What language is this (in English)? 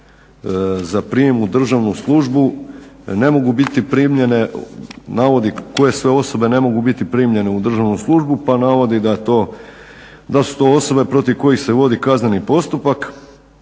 Croatian